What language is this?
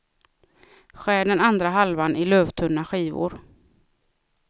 Swedish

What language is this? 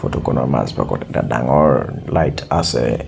Assamese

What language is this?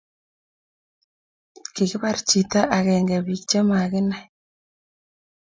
Kalenjin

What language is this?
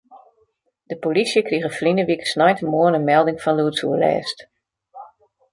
Western Frisian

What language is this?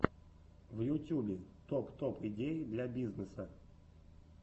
Russian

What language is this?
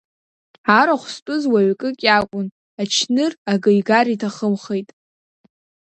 Abkhazian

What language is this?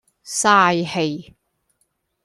Cantonese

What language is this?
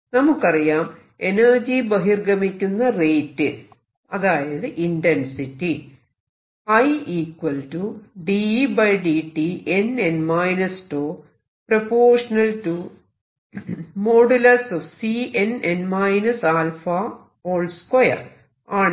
Malayalam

